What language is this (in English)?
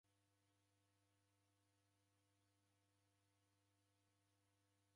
Taita